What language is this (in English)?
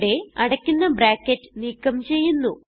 Malayalam